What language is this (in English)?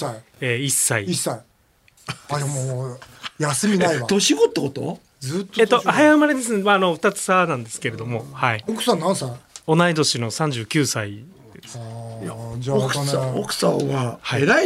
Japanese